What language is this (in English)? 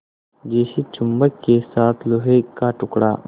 Hindi